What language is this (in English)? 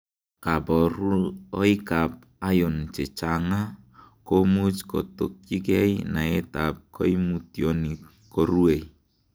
Kalenjin